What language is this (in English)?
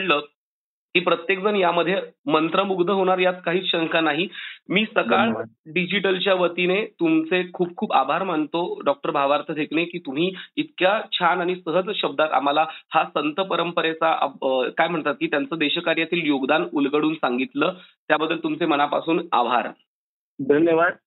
Marathi